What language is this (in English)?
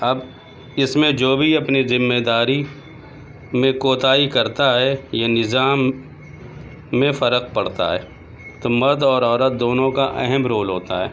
Urdu